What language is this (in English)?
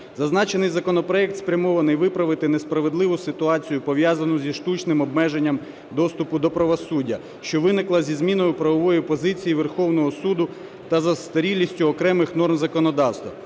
Ukrainian